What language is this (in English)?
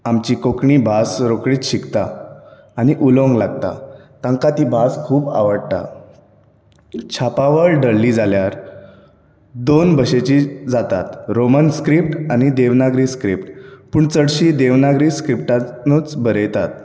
Konkani